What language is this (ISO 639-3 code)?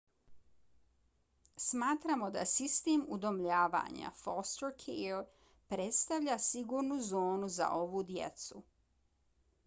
bos